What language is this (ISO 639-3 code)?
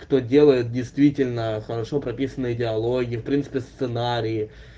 rus